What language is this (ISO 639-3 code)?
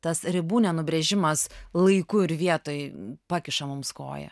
lit